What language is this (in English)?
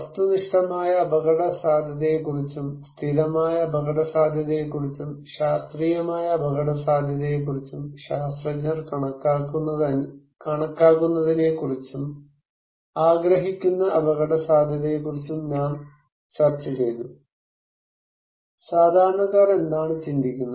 Malayalam